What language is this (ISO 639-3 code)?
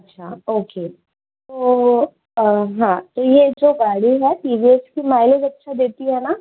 hin